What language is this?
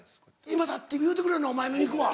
Japanese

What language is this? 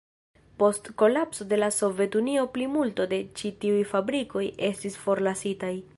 Esperanto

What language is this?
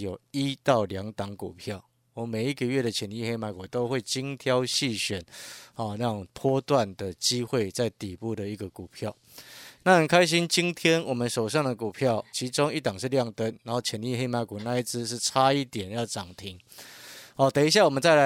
Chinese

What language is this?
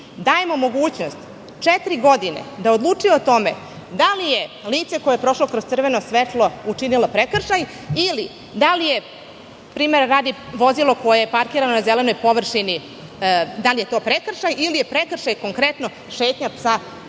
Serbian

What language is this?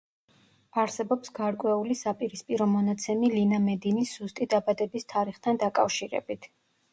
Georgian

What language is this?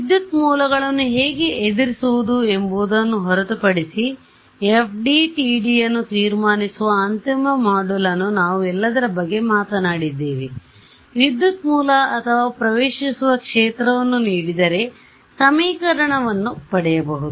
Kannada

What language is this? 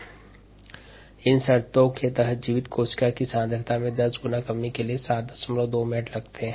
Hindi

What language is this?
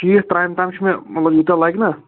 Kashmiri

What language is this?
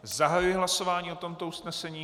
Czech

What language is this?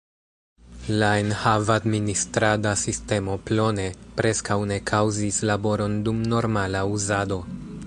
Esperanto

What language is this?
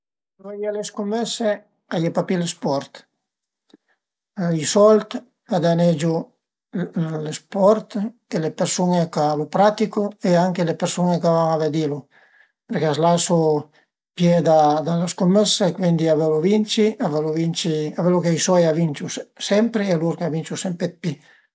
Piedmontese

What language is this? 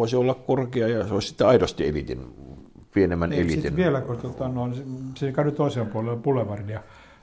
Finnish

